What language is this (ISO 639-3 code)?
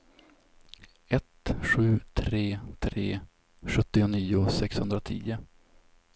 swe